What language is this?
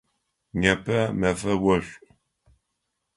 Adyghe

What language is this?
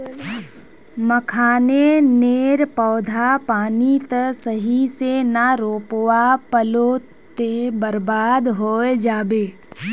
Magahi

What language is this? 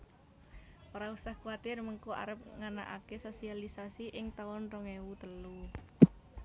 Javanese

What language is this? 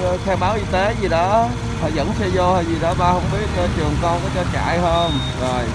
Vietnamese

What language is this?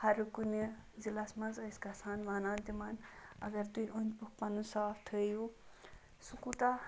Kashmiri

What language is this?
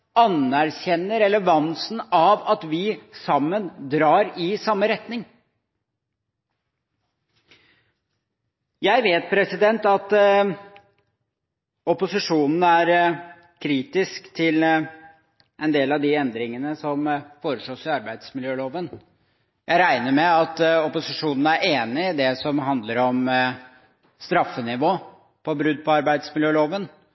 Norwegian Bokmål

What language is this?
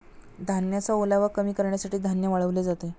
Marathi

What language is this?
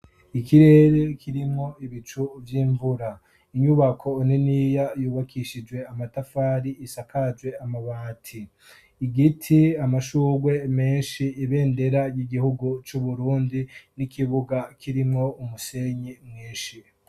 Rundi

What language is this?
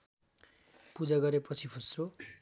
Nepali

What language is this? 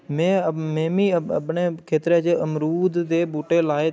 Dogri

